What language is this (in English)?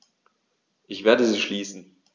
German